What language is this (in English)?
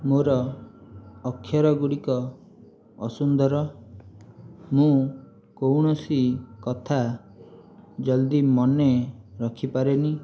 Odia